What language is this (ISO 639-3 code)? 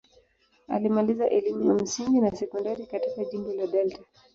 swa